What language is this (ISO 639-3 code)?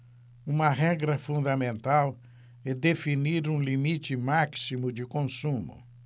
por